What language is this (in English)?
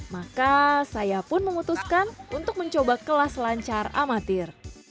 Indonesian